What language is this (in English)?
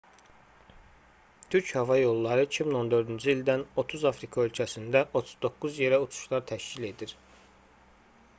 Azerbaijani